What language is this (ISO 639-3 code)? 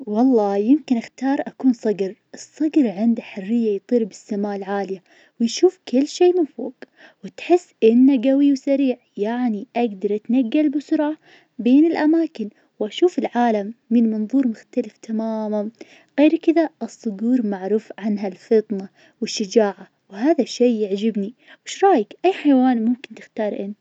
ars